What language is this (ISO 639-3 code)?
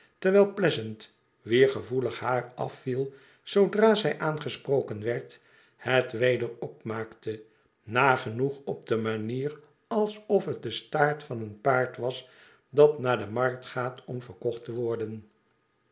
nld